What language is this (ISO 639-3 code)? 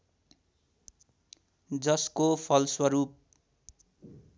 nep